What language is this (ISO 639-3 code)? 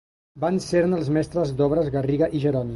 cat